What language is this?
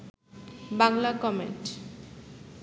Bangla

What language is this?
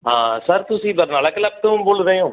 Punjabi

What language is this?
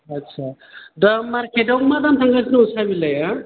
Bodo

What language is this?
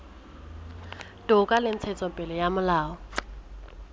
Southern Sotho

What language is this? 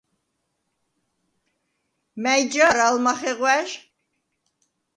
Svan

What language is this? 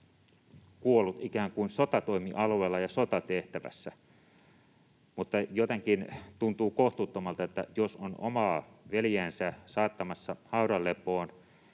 Finnish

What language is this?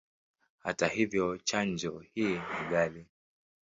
Swahili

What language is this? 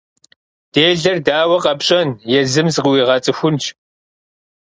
Kabardian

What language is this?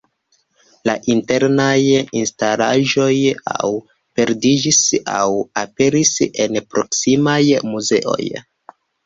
Esperanto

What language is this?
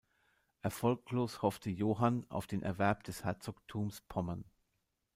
German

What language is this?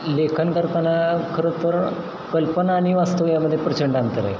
Marathi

